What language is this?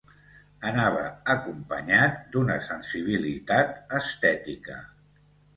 Catalan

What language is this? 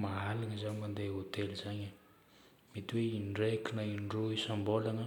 Northern Betsimisaraka Malagasy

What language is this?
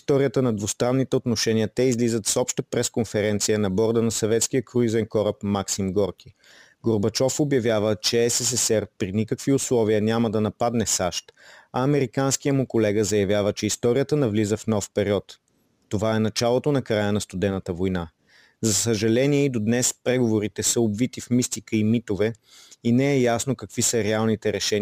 Bulgarian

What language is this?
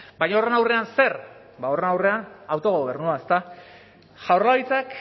Basque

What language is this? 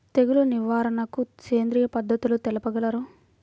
Telugu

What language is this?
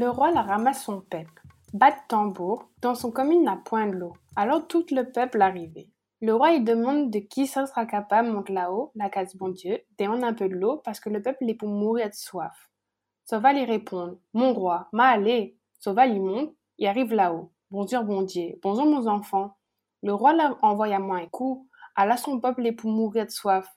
French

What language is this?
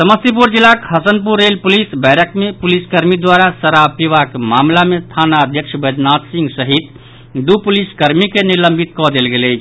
Maithili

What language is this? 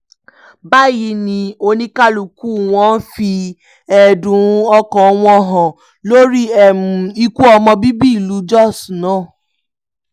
Yoruba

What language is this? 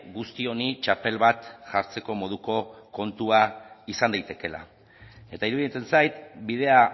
Basque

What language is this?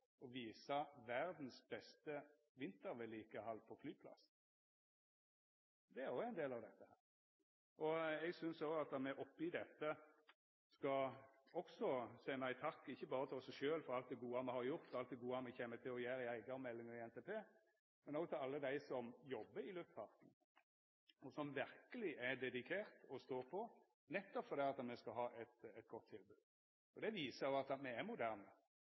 Norwegian Nynorsk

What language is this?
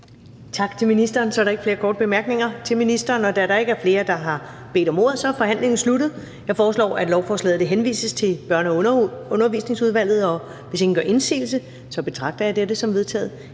Danish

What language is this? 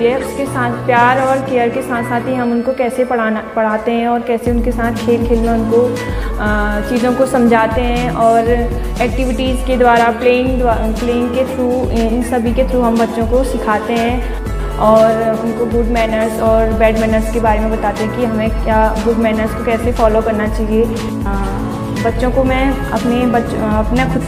Hindi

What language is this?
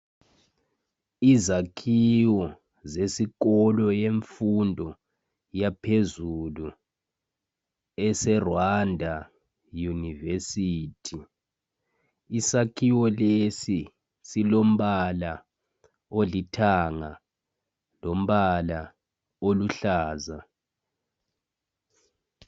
North Ndebele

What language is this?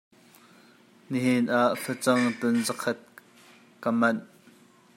Hakha Chin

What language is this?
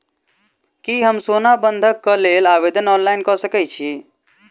Maithili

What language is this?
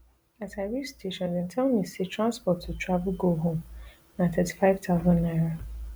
Nigerian Pidgin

